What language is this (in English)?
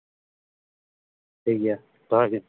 Santali